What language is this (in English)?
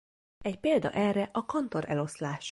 Hungarian